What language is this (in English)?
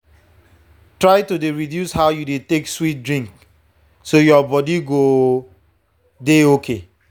Nigerian Pidgin